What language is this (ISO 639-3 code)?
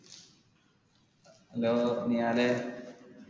mal